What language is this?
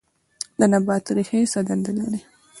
Pashto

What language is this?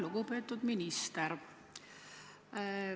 Estonian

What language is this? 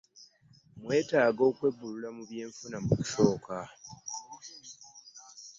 Ganda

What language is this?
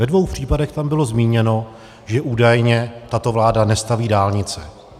Czech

